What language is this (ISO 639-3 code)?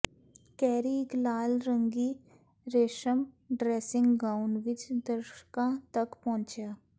pan